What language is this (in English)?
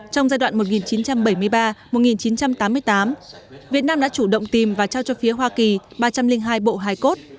Vietnamese